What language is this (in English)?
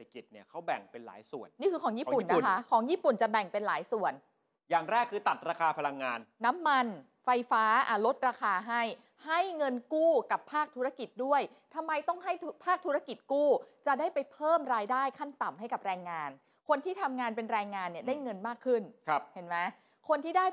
Thai